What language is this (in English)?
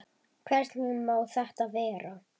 Icelandic